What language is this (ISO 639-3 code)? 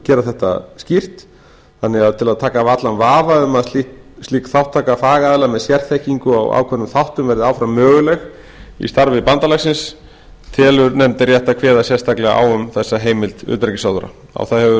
isl